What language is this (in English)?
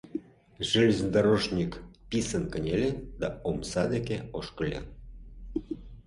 Mari